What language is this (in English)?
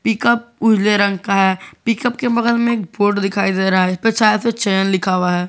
Hindi